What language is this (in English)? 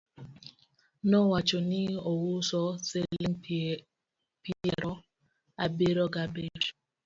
Luo (Kenya and Tanzania)